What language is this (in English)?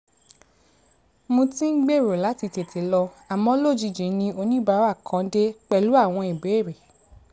Yoruba